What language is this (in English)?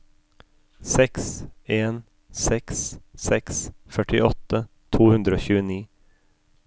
Norwegian